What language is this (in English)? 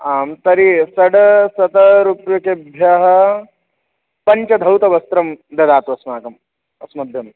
Sanskrit